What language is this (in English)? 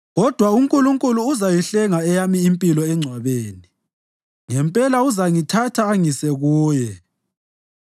North Ndebele